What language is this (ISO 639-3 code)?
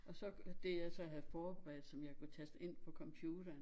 dan